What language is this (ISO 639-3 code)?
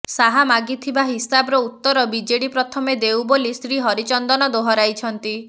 ori